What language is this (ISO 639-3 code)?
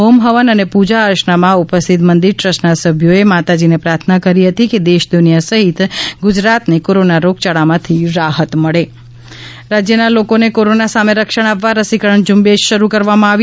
guj